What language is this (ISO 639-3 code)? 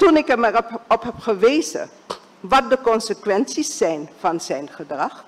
nld